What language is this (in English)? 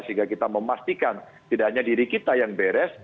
Indonesian